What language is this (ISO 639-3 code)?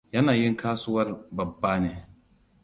hau